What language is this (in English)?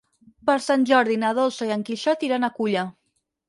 Catalan